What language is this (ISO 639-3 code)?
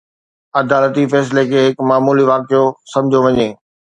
snd